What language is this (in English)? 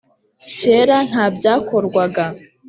Kinyarwanda